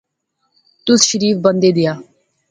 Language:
Pahari-Potwari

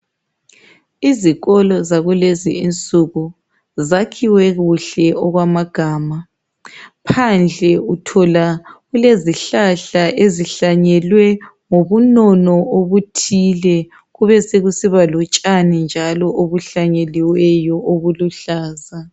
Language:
North Ndebele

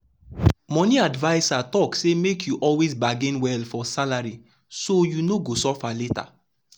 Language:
Nigerian Pidgin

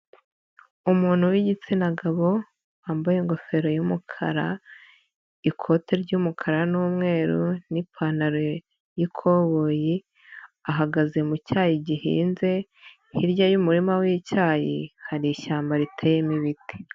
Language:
Kinyarwanda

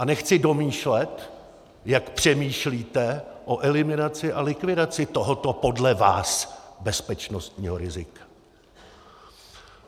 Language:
Czech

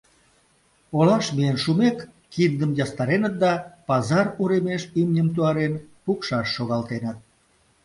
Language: Mari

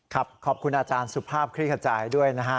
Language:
Thai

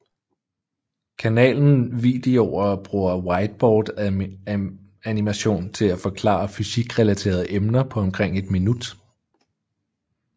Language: Danish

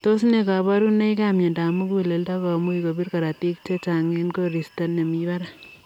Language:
Kalenjin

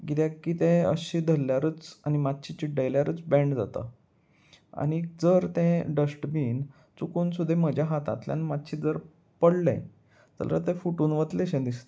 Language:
Konkani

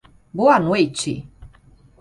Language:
Portuguese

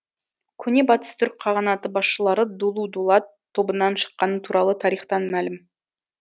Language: Kazakh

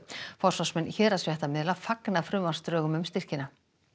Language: Icelandic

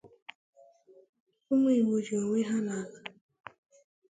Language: Igbo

